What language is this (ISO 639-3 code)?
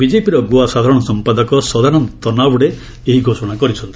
ori